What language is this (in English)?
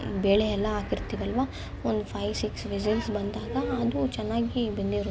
Kannada